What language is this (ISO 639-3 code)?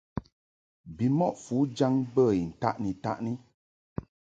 mhk